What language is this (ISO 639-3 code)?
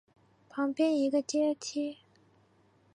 zho